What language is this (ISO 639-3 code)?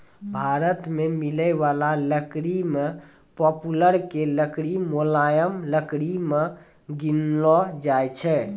mai